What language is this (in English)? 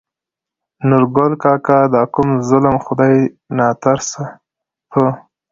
Pashto